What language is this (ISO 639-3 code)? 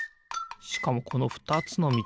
jpn